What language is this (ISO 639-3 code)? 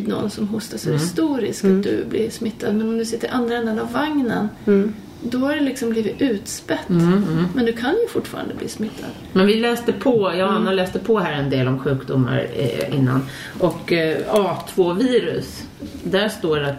swe